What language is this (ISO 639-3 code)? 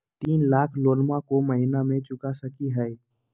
mag